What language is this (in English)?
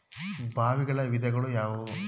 Kannada